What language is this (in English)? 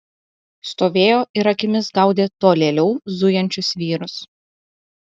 Lithuanian